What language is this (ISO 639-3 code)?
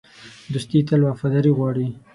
pus